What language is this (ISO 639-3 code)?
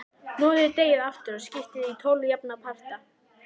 isl